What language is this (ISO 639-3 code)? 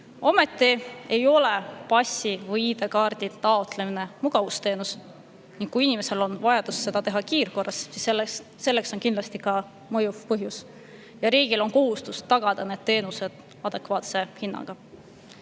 est